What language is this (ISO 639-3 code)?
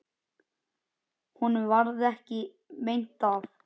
isl